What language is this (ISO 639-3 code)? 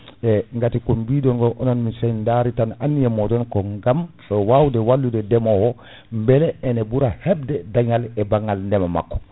ful